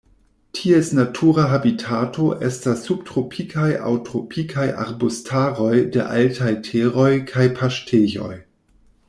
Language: Esperanto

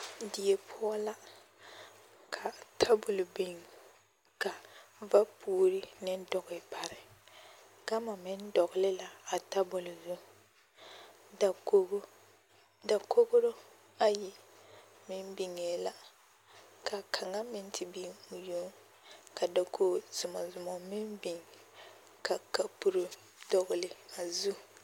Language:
Southern Dagaare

